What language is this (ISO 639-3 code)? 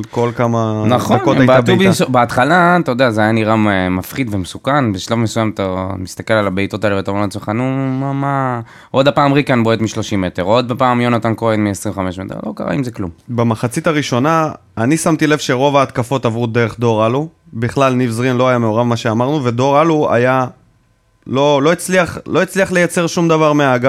heb